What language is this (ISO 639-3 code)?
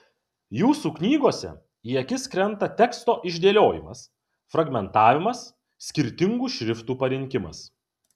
lit